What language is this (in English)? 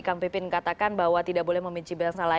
Indonesian